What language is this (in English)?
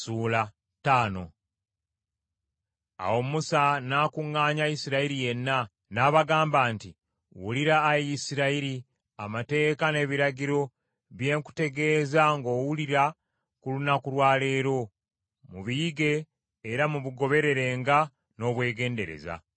Ganda